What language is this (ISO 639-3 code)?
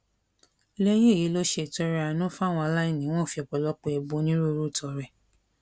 yor